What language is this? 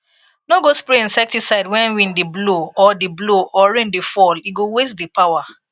Nigerian Pidgin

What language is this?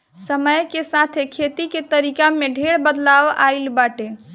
Bhojpuri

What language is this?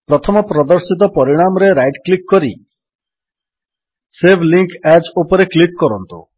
Odia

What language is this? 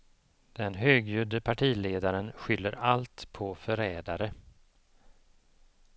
Swedish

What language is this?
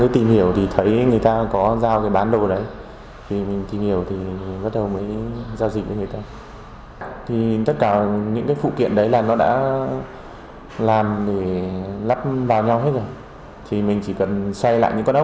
Vietnamese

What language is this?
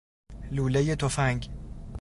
Persian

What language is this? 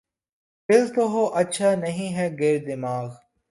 Urdu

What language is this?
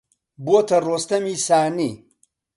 Central Kurdish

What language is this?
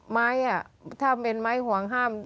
Thai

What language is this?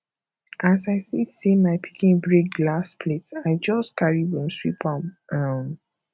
Nigerian Pidgin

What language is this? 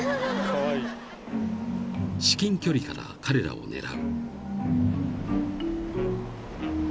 Japanese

